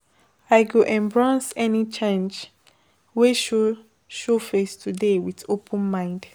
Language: Nigerian Pidgin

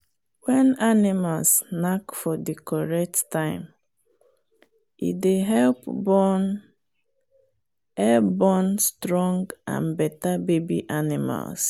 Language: Nigerian Pidgin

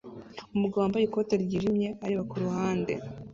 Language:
Kinyarwanda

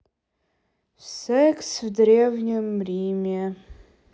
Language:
Russian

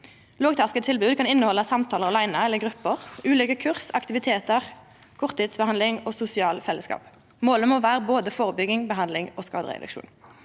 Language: Norwegian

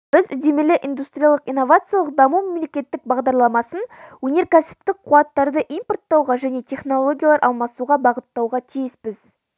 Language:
Kazakh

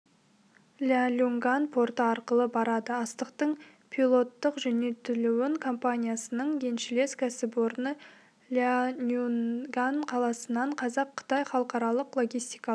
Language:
Kazakh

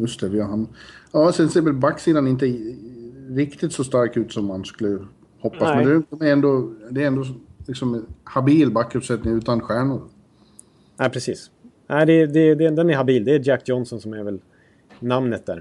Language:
Swedish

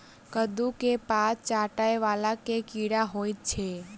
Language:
Maithili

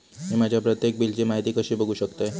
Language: Marathi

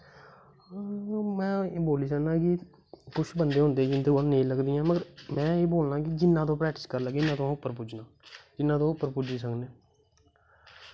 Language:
Dogri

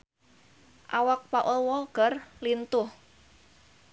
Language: Sundanese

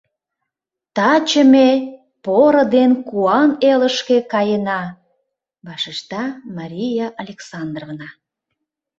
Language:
Mari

